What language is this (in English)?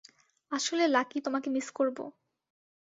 Bangla